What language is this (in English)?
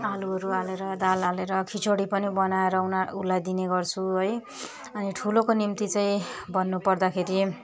Nepali